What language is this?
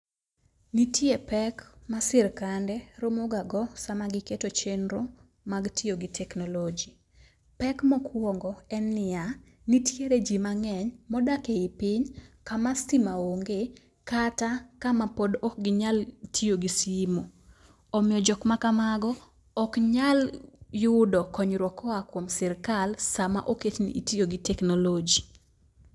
Luo (Kenya and Tanzania)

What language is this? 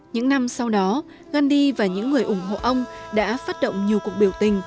Vietnamese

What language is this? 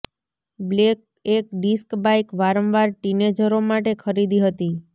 Gujarati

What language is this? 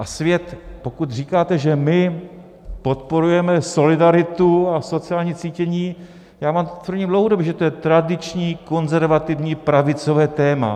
Czech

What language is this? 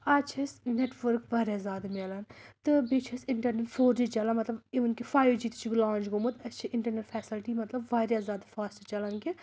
Kashmiri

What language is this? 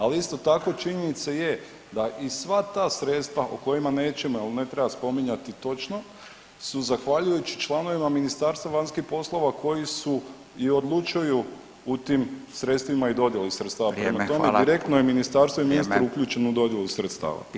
Croatian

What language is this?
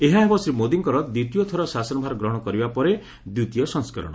Odia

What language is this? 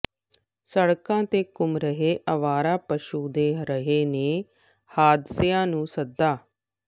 Punjabi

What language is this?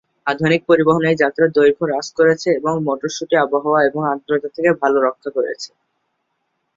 Bangla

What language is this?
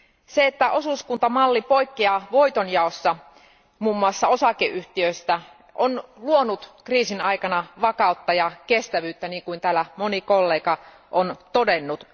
Finnish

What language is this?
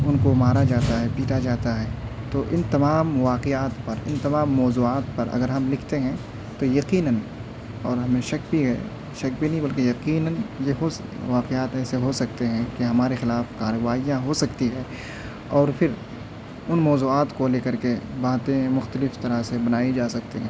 Urdu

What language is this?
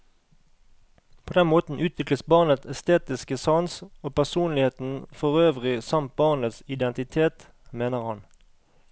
Norwegian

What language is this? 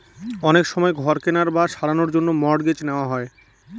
Bangla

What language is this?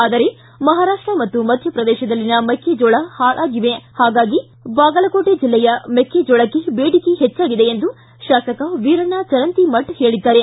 Kannada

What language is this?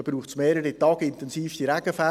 Swiss German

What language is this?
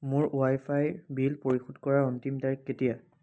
Assamese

